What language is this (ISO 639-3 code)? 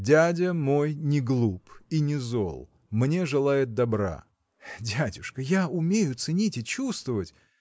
rus